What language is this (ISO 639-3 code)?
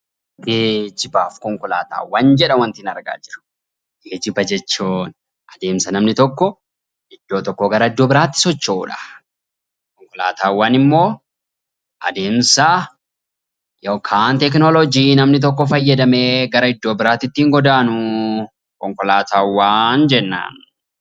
orm